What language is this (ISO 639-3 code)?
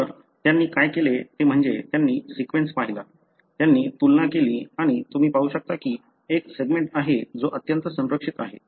mar